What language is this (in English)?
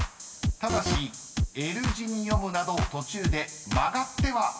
Japanese